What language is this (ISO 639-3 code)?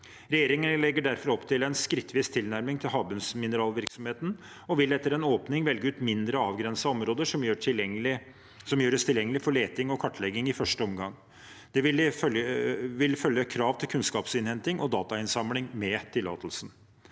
nor